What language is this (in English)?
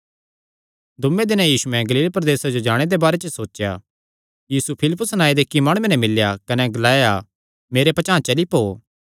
Kangri